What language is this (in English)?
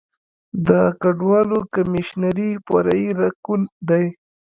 Pashto